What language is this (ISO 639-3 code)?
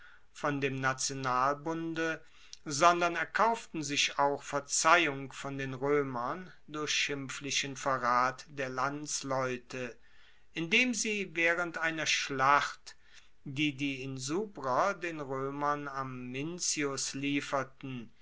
deu